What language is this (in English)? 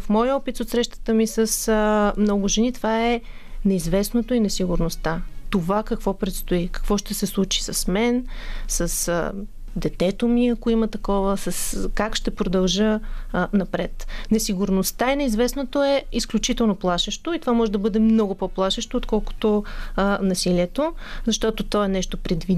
Bulgarian